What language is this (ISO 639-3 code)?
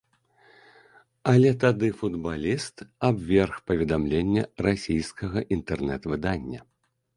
bel